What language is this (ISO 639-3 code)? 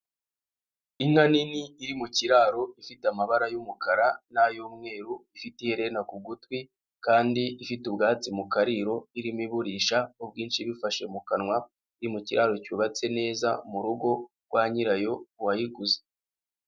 kin